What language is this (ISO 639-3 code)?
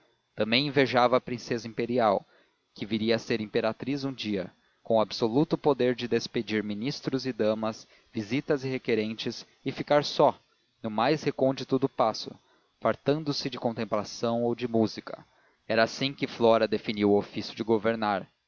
por